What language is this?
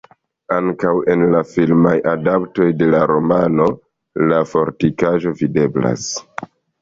Esperanto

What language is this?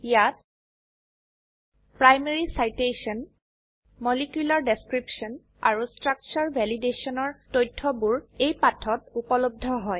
Assamese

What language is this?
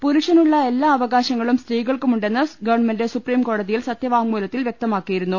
Malayalam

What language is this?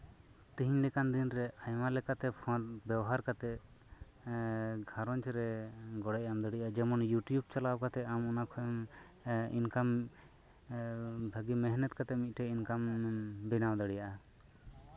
Santali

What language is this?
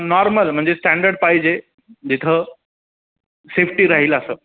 Marathi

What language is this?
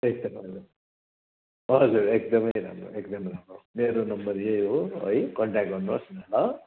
Nepali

